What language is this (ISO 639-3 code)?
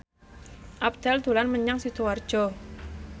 jav